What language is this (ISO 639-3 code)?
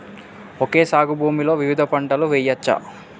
tel